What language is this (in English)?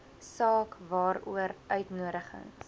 Afrikaans